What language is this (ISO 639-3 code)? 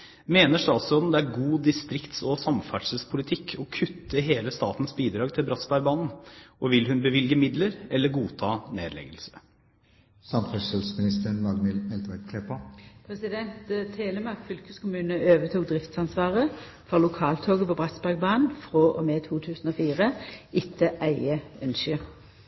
nor